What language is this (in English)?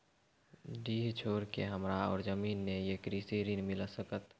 Maithili